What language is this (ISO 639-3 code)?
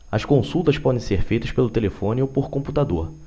por